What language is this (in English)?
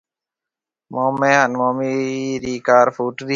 Marwari (Pakistan)